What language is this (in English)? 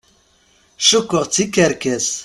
Kabyle